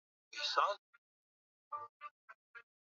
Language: Swahili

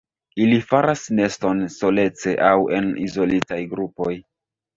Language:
Esperanto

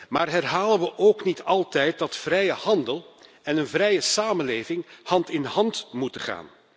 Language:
Dutch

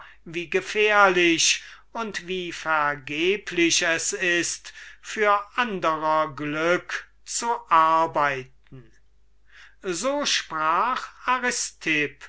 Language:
German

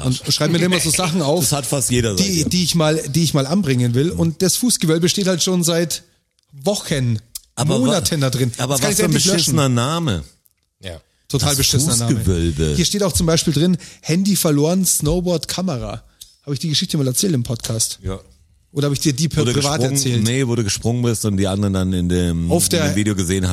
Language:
German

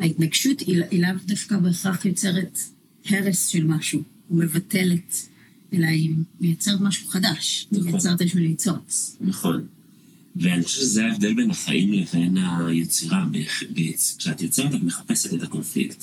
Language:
Hebrew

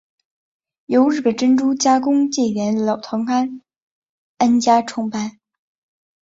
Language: Chinese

